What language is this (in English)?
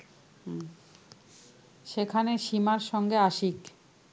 Bangla